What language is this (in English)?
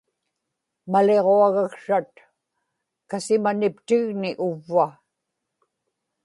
Inupiaq